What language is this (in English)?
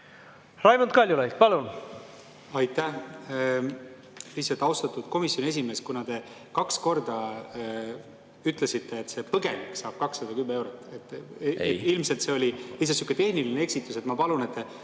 Estonian